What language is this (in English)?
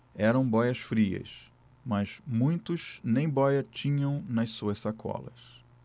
Portuguese